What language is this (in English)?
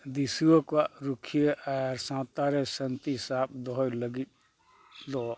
Santali